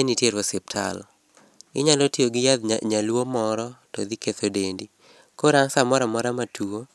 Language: Luo (Kenya and Tanzania)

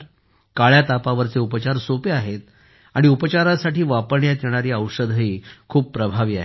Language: Marathi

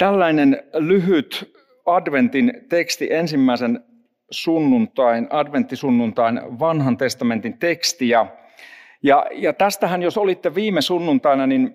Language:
Finnish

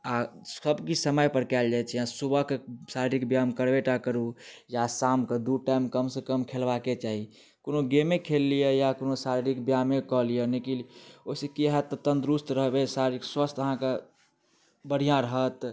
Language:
Maithili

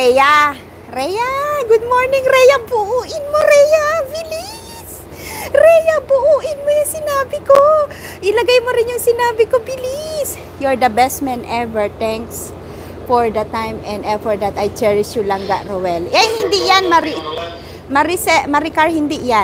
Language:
Filipino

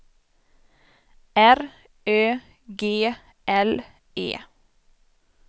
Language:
Swedish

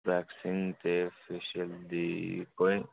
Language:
Dogri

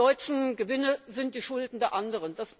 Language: German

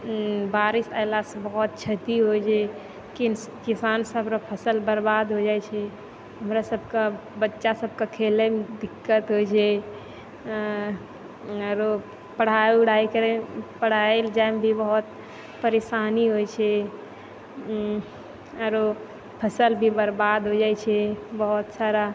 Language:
Maithili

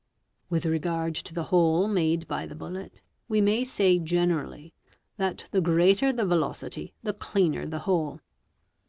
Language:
English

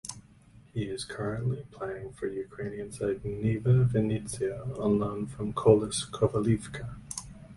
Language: English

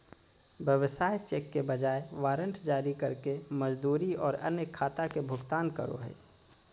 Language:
Magahi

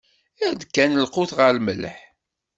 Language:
Kabyle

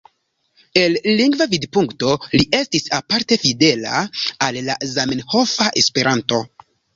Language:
Esperanto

